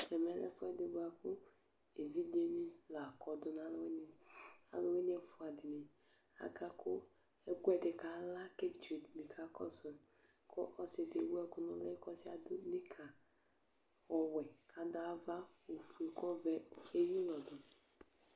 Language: Ikposo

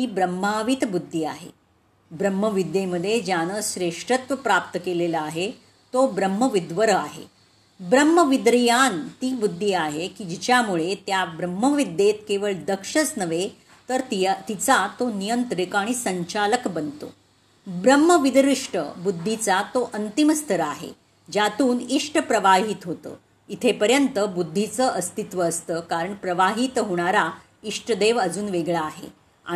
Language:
Marathi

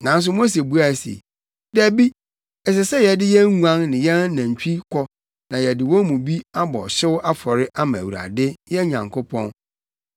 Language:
Akan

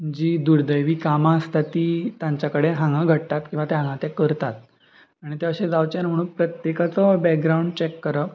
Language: Konkani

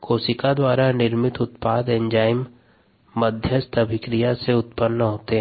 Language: Hindi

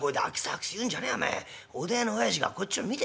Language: Japanese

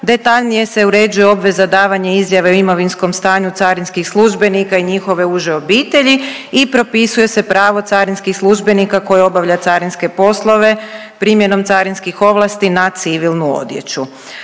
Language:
Croatian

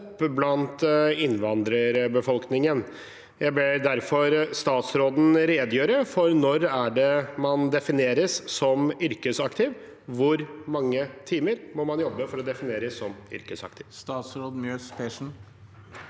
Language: Norwegian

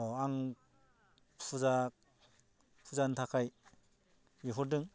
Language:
Bodo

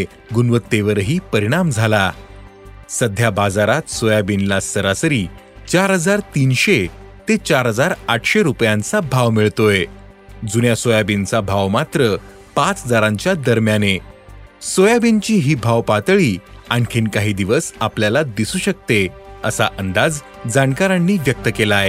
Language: Marathi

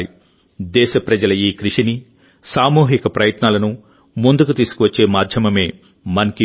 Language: Telugu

